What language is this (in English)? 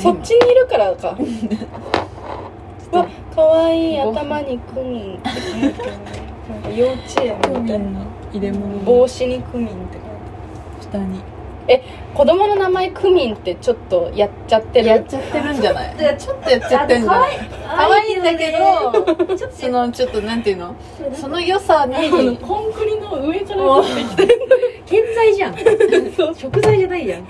Japanese